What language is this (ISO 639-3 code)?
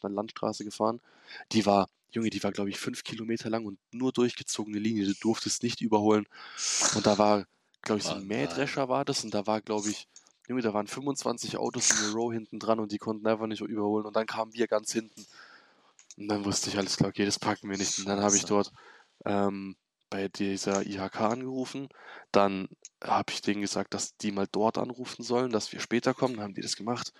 deu